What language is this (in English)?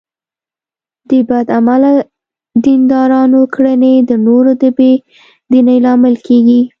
Pashto